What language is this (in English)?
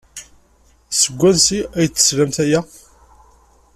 Kabyle